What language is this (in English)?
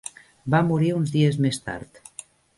Catalan